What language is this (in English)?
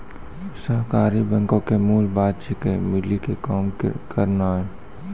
Maithili